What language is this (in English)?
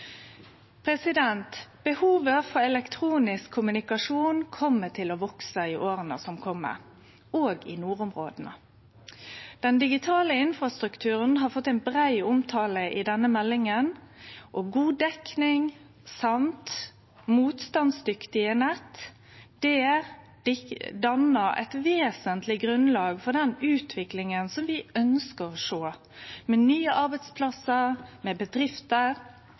Norwegian Nynorsk